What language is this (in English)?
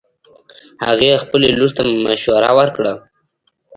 Pashto